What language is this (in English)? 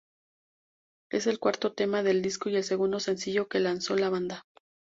Spanish